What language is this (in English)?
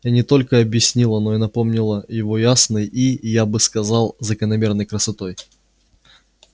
Russian